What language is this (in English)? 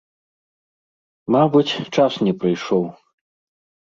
Belarusian